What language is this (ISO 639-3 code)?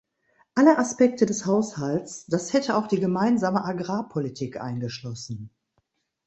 deu